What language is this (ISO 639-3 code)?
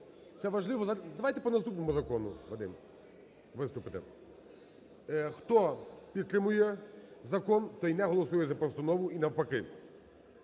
ukr